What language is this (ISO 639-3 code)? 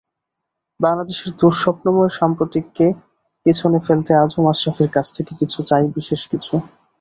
ben